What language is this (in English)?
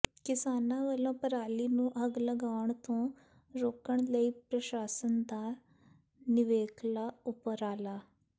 Punjabi